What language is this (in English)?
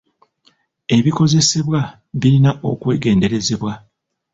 Ganda